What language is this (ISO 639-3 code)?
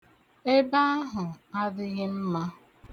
ibo